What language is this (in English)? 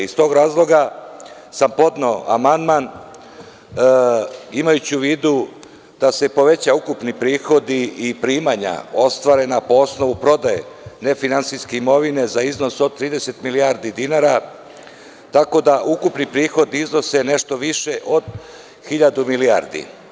Serbian